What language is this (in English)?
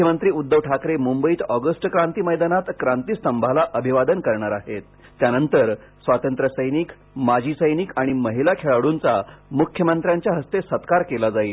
Marathi